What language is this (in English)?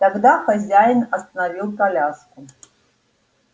Russian